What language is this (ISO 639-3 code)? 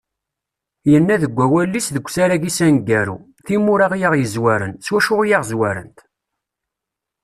kab